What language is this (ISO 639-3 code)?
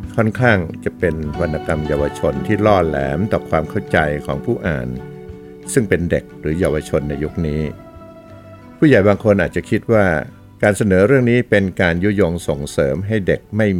tha